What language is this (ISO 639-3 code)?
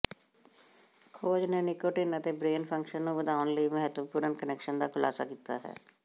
pan